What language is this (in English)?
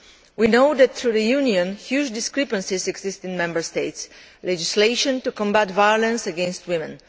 English